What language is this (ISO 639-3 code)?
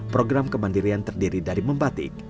ind